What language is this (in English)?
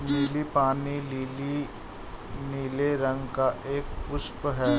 Hindi